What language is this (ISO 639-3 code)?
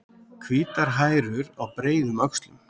isl